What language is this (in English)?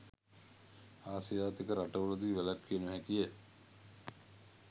Sinhala